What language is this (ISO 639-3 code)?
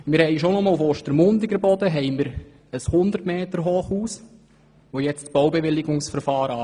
gsw